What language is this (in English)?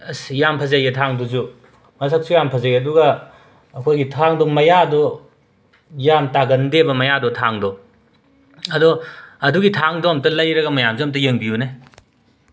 Manipuri